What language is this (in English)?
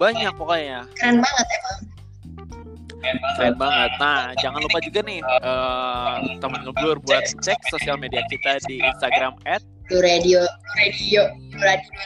Indonesian